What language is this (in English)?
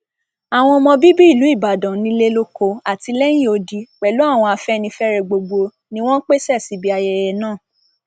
Yoruba